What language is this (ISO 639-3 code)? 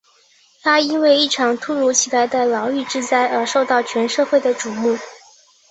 zho